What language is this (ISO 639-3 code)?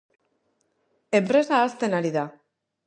eus